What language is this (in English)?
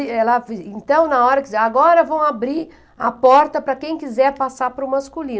Portuguese